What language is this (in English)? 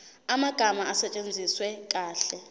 Zulu